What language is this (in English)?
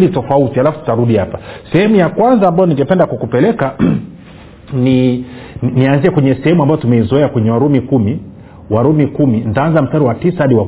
Swahili